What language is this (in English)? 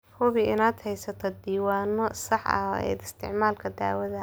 Somali